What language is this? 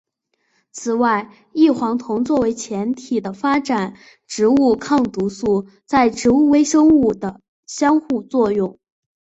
Chinese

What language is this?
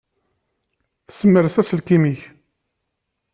Kabyle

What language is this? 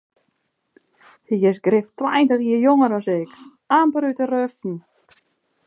Western Frisian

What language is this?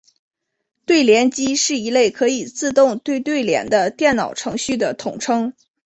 Chinese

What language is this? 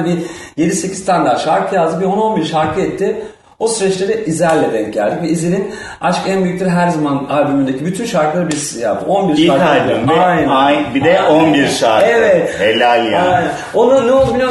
Turkish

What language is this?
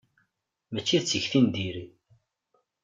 Kabyle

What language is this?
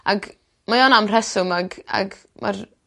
Welsh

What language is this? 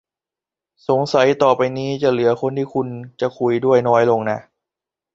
Thai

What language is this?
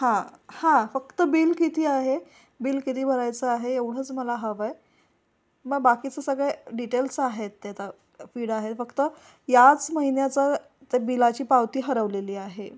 Marathi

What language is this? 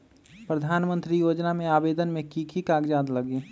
Magahi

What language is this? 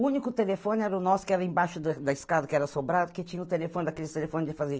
Portuguese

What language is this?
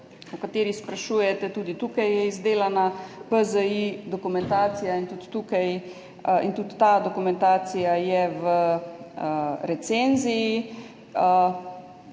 Slovenian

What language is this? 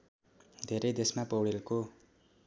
Nepali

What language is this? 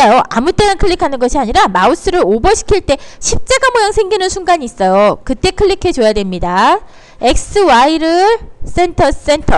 Korean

